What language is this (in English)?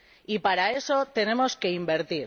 Spanish